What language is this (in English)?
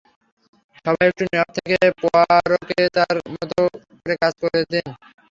Bangla